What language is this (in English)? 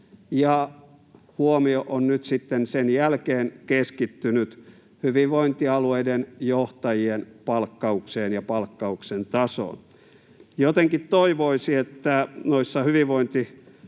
Finnish